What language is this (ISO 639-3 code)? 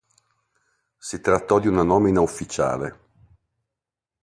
ita